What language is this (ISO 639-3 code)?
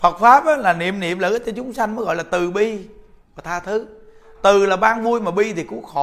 vie